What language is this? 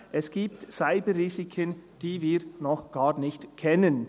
Swiss German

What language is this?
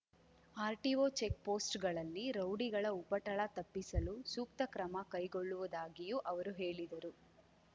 Kannada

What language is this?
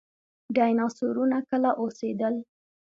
Pashto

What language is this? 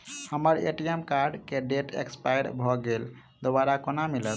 Maithili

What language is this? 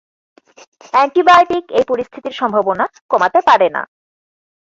Bangla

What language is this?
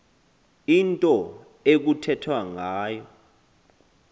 Xhosa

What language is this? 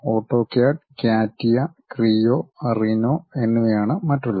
Malayalam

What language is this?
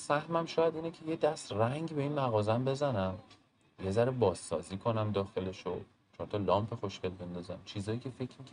Persian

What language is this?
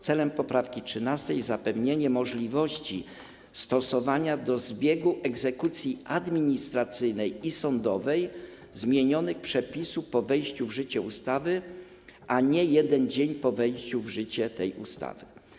Polish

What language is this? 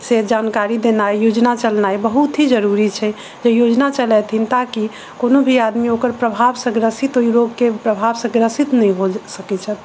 Maithili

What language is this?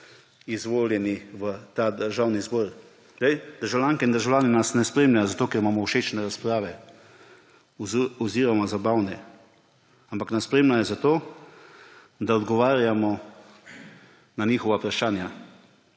Slovenian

